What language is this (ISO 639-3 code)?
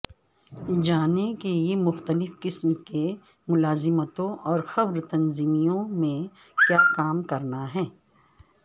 urd